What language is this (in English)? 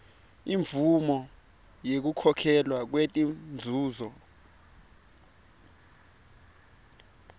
Swati